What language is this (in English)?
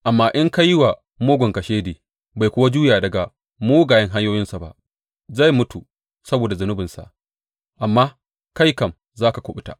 Hausa